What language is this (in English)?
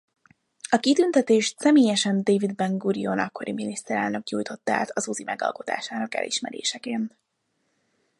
Hungarian